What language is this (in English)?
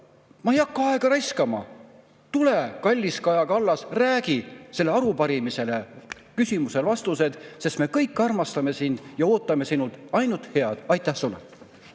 Estonian